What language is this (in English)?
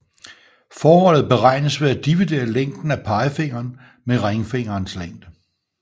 Danish